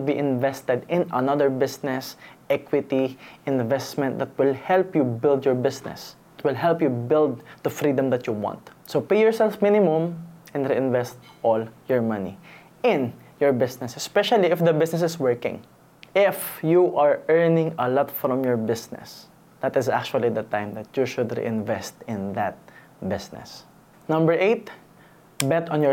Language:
Filipino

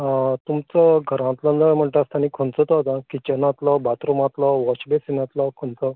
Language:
Konkani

